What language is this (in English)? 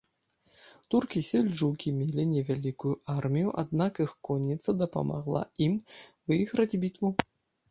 Belarusian